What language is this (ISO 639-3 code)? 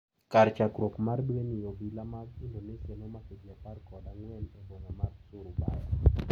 luo